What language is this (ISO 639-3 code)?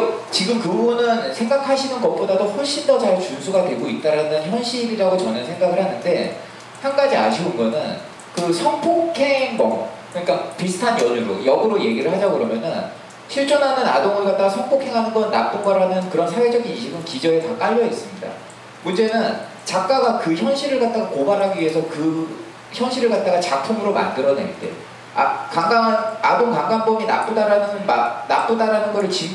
kor